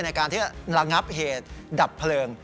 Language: Thai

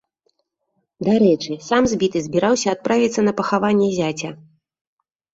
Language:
Belarusian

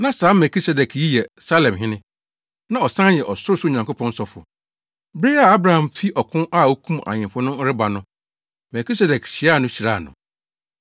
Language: Akan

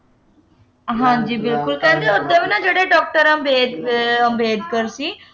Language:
Punjabi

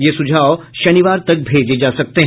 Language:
Hindi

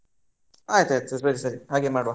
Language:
Kannada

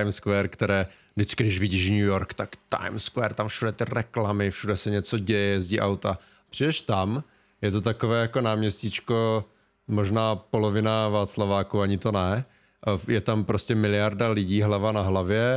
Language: Czech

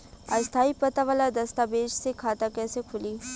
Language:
Bhojpuri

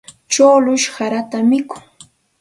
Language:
Santa Ana de Tusi Pasco Quechua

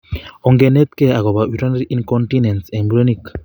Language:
Kalenjin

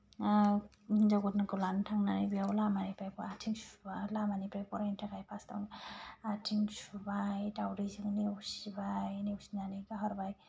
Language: Bodo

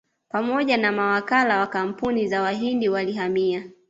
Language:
Swahili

